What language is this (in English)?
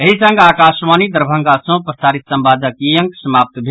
Maithili